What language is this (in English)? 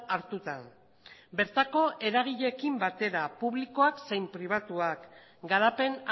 Basque